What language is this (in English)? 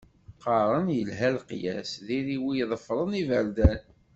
Kabyle